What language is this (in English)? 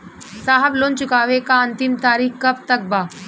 Bhojpuri